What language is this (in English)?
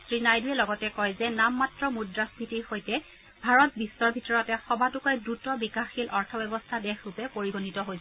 Assamese